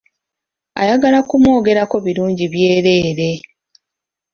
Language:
Ganda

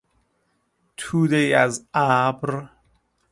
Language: Persian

